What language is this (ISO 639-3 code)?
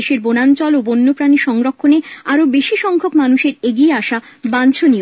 ben